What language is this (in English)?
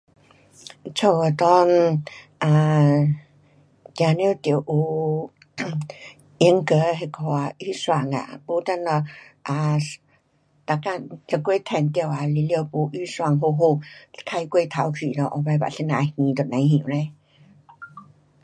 Pu-Xian Chinese